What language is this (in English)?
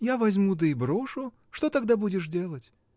Russian